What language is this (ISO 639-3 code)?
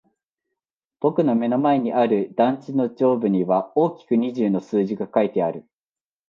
jpn